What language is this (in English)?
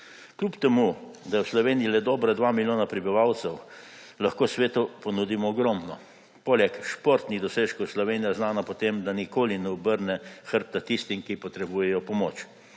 Slovenian